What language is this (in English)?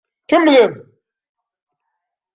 Kabyle